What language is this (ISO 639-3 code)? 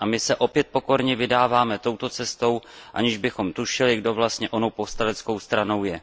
ces